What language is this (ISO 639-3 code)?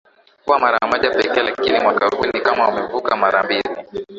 swa